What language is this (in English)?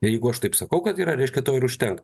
Lithuanian